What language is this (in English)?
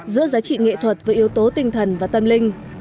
Vietnamese